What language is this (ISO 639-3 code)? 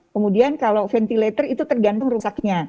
ind